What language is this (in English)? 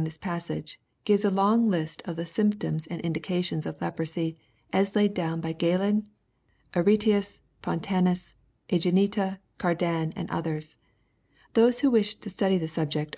English